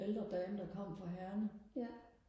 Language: Danish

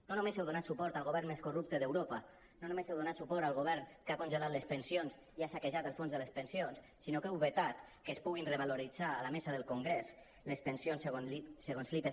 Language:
Catalan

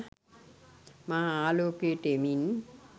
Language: Sinhala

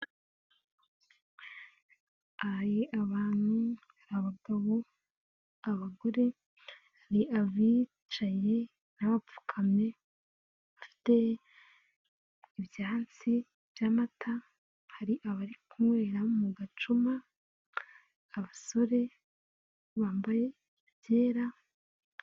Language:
Kinyarwanda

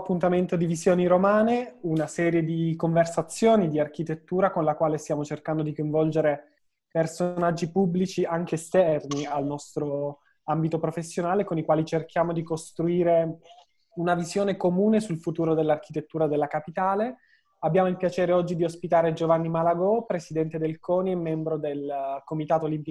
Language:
Italian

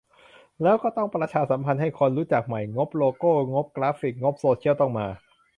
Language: Thai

